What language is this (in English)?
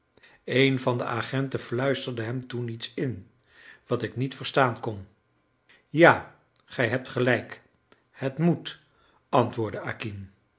Dutch